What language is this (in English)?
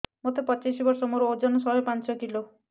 Odia